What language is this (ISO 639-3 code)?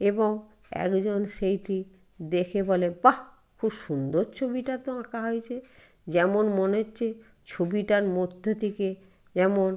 ben